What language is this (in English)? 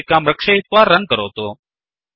Sanskrit